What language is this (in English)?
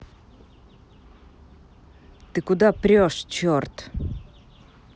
Russian